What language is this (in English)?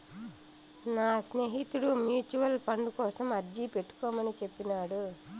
Telugu